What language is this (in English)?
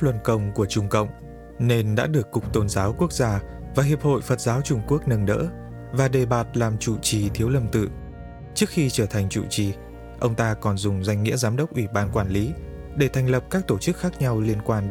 Vietnamese